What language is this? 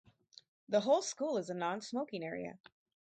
English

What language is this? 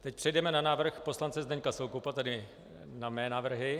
Czech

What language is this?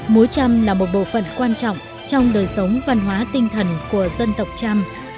Vietnamese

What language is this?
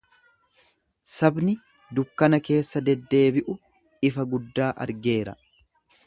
Oromo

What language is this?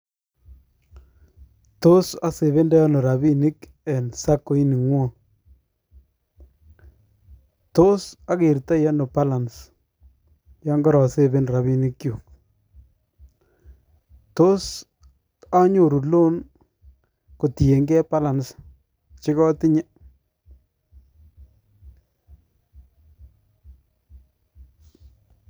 Kalenjin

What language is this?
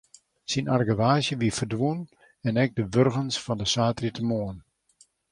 Western Frisian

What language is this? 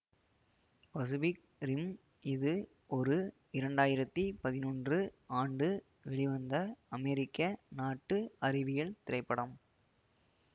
Tamil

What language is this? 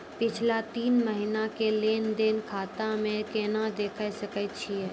Maithili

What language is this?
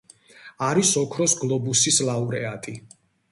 Georgian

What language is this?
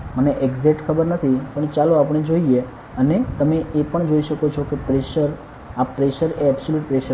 Gujarati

